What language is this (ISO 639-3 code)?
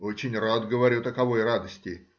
rus